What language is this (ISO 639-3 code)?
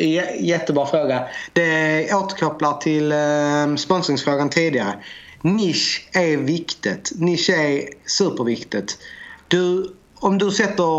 swe